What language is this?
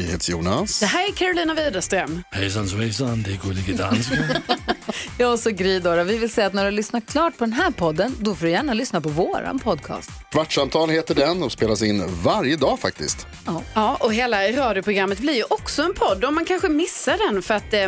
Swedish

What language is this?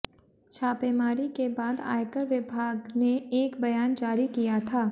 Hindi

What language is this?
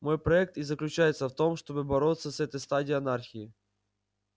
Russian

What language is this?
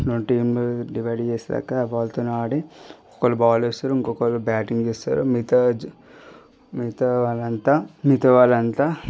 Telugu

